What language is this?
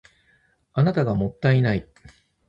Japanese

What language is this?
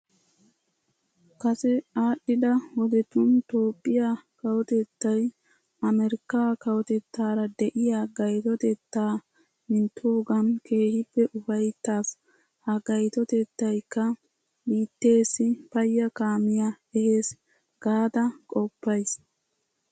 Wolaytta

